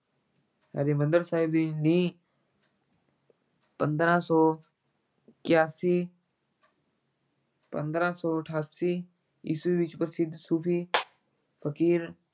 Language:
Punjabi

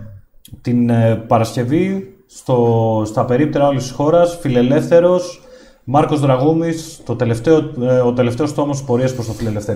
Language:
Greek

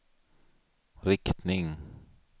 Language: Swedish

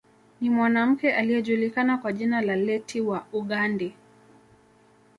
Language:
Swahili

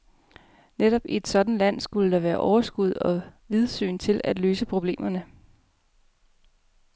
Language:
Danish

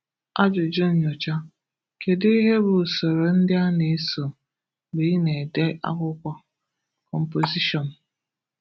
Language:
Igbo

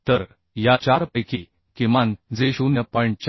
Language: Marathi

